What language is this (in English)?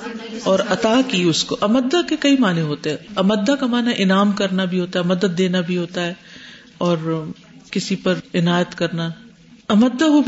Urdu